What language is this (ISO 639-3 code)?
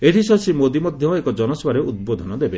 ori